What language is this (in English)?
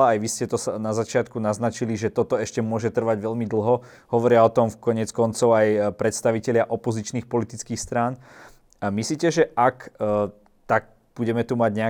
Slovak